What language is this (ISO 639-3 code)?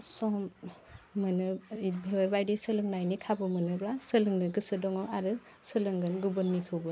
brx